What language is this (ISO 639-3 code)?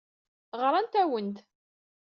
kab